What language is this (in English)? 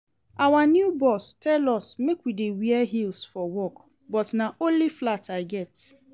Nigerian Pidgin